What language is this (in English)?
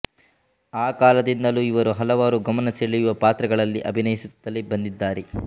Kannada